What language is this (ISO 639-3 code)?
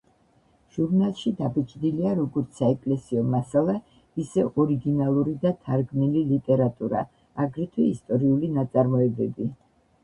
kat